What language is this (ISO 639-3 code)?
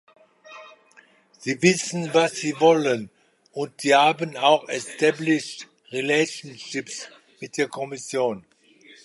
deu